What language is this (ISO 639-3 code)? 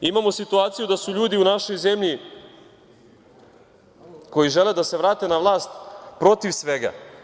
srp